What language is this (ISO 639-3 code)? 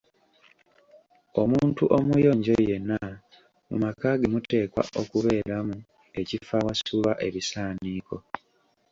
lug